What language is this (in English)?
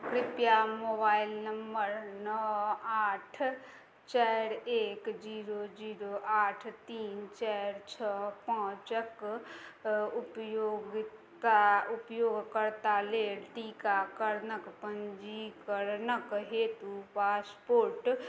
Maithili